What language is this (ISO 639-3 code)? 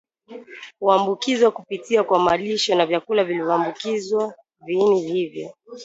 swa